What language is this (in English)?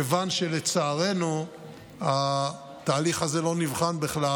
Hebrew